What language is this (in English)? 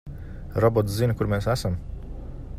Latvian